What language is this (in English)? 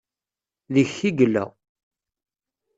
Kabyle